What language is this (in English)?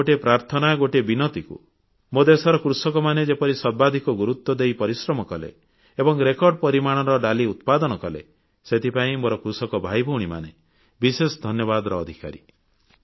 Odia